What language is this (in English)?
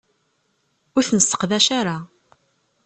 Kabyle